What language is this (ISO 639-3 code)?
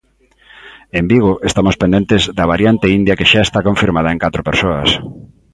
glg